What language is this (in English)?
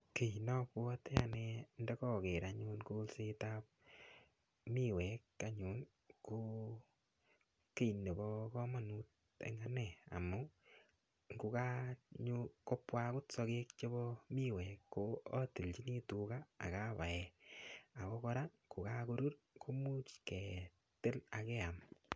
Kalenjin